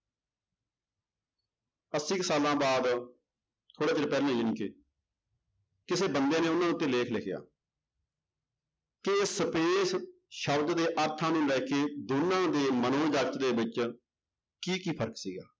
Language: Punjabi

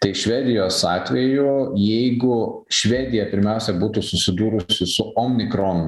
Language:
Lithuanian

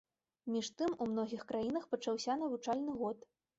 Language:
Belarusian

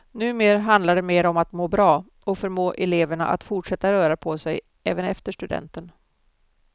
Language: Swedish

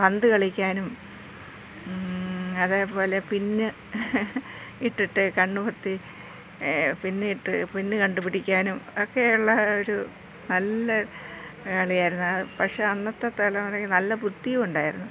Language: Malayalam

